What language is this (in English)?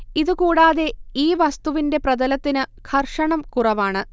Malayalam